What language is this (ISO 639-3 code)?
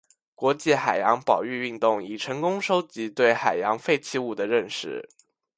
zho